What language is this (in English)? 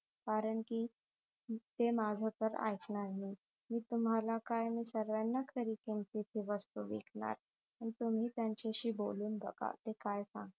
Marathi